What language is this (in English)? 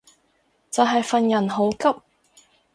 Cantonese